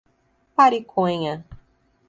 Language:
Portuguese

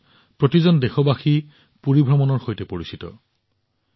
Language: Assamese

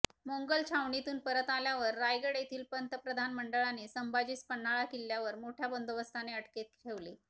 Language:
Marathi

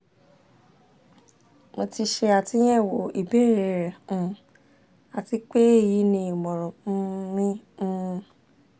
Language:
Yoruba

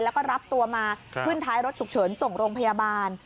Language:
Thai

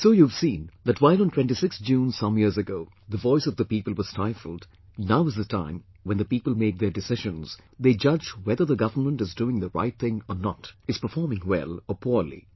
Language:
English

